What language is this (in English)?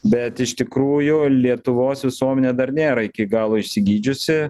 Lithuanian